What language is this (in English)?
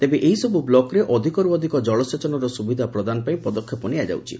Odia